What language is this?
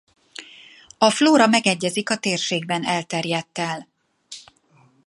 Hungarian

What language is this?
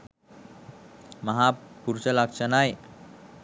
Sinhala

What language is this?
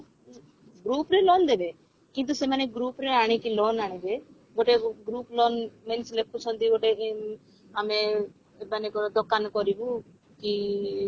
Odia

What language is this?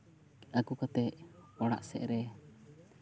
Santali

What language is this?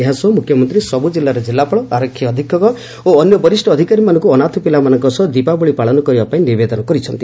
Odia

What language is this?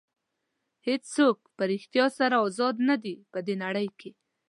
Pashto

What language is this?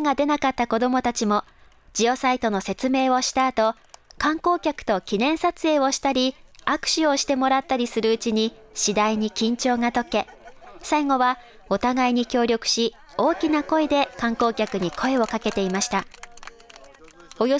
Japanese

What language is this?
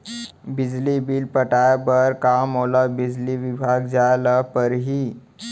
Chhattisgarhi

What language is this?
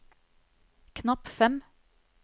Norwegian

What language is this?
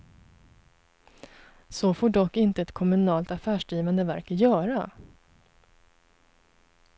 Swedish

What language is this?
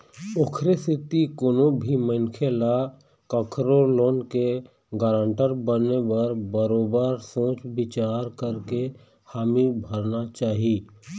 Chhattisgarhi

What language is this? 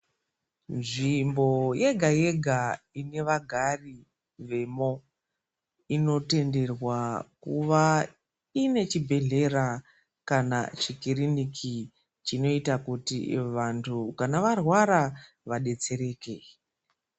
Ndau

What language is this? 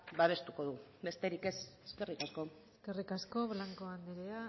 Basque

